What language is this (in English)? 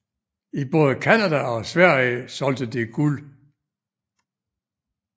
Danish